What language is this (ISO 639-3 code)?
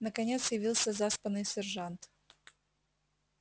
rus